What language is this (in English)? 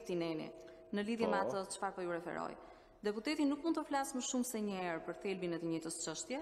Romanian